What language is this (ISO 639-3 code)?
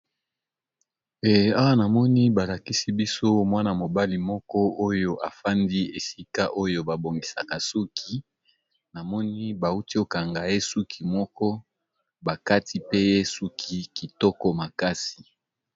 lin